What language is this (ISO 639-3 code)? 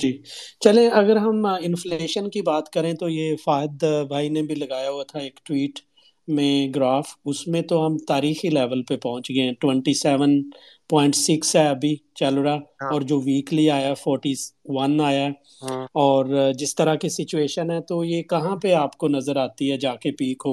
urd